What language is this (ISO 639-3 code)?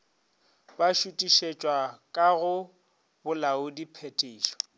nso